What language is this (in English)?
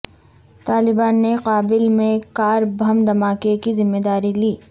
Urdu